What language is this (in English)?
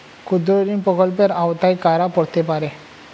Bangla